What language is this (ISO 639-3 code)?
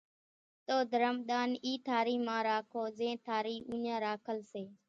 gjk